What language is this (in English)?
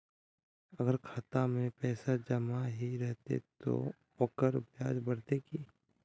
Magahi